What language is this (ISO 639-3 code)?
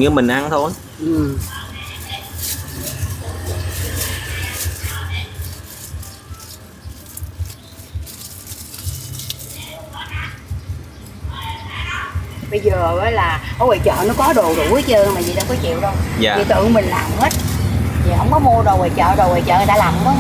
vie